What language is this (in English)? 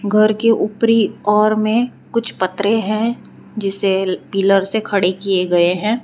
Hindi